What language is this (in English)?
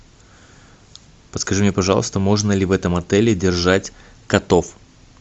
Russian